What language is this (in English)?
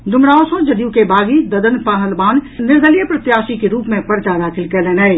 Maithili